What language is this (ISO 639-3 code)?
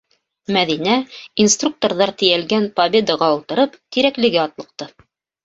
bak